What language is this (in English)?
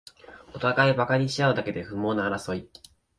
Japanese